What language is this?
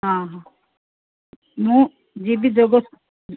Odia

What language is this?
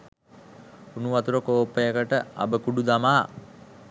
Sinhala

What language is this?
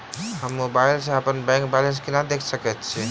Maithili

